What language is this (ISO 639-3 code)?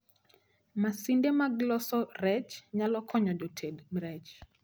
luo